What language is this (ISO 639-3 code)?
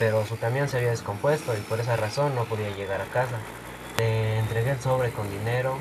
spa